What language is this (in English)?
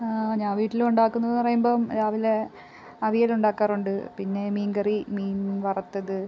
Malayalam